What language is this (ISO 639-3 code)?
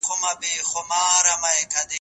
pus